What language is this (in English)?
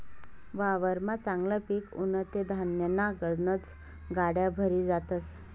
Marathi